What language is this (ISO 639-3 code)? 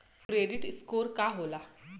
bho